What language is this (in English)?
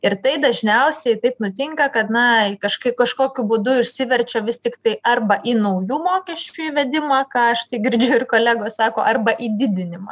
Lithuanian